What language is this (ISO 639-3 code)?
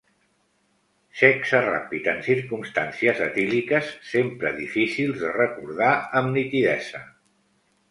cat